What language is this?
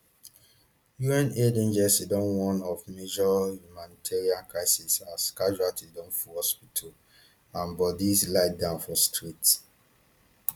Nigerian Pidgin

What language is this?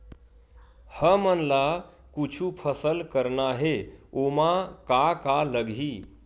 Chhattisgarhi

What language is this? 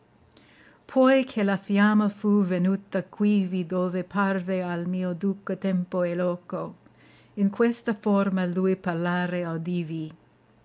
Italian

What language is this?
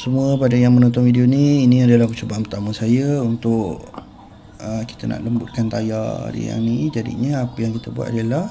Malay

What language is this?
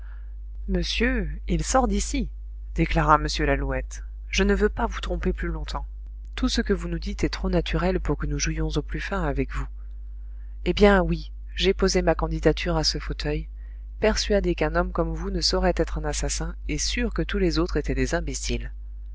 French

